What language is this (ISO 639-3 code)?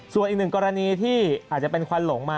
tha